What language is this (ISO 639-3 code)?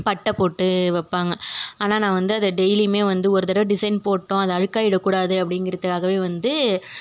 tam